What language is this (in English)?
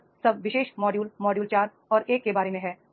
Hindi